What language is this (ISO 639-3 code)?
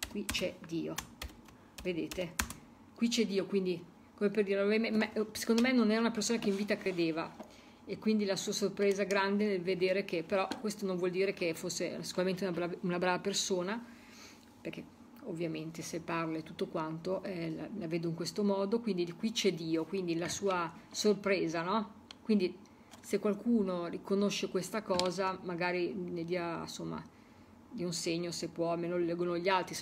ita